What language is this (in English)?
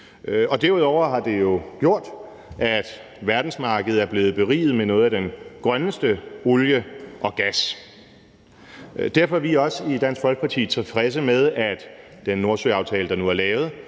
Danish